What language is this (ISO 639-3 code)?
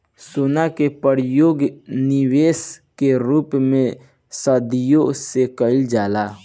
bho